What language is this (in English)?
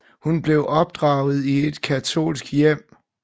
Danish